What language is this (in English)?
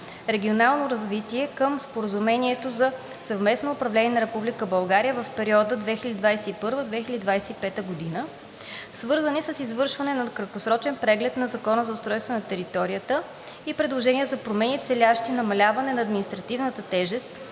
Bulgarian